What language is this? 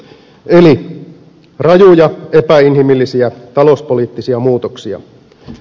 Finnish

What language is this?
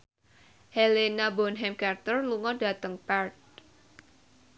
Javanese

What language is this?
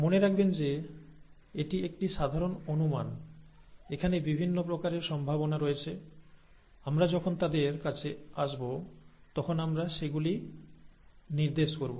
Bangla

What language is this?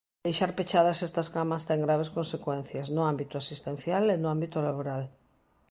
Galician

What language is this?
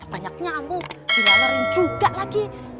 Indonesian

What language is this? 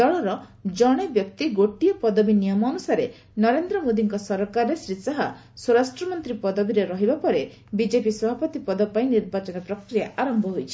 Odia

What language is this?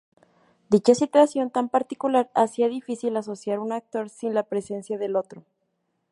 Spanish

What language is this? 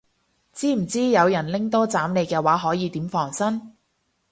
Cantonese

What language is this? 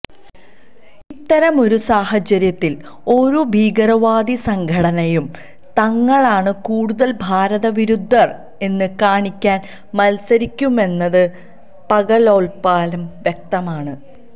Malayalam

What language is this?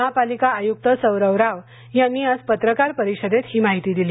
Marathi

